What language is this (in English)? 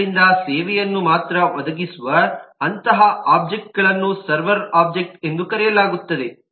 Kannada